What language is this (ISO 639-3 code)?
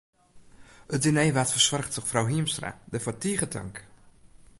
fry